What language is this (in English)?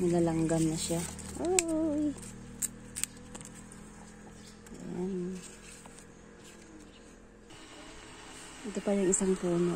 Filipino